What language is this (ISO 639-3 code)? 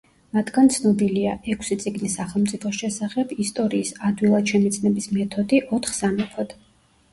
kat